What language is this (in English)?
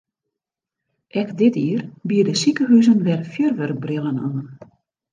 Western Frisian